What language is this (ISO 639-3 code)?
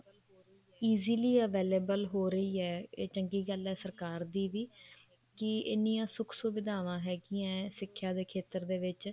pan